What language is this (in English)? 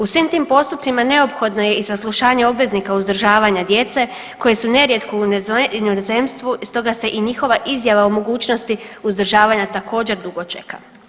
Croatian